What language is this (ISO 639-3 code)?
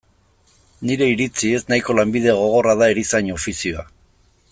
eus